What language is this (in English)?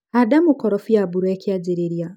Kikuyu